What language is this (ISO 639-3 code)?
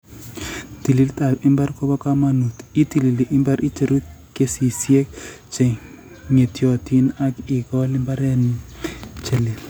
kln